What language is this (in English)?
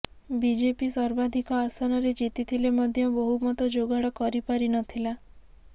Odia